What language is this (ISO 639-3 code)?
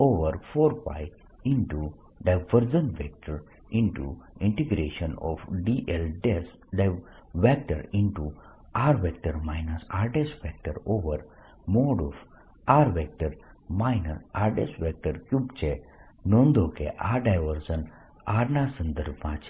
guj